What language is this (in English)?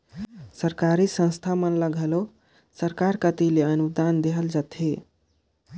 Chhattisgarhi